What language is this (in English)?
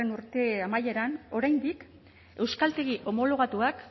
Basque